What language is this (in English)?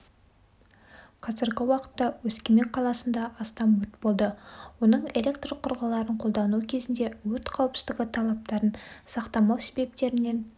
Kazakh